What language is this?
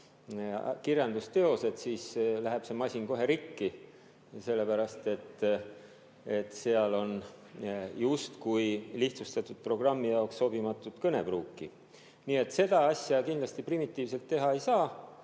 Estonian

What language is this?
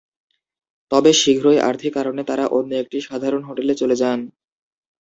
Bangla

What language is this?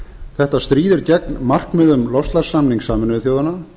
Icelandic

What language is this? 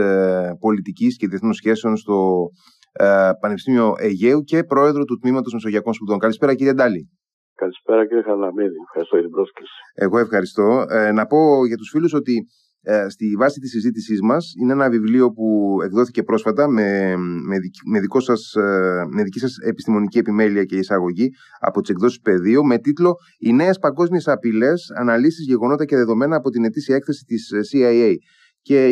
Greek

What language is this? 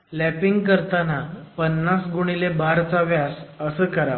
Marathi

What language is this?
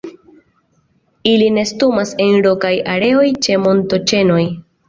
Esperanto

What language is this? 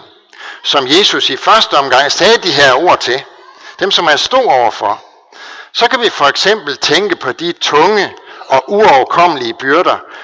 Danish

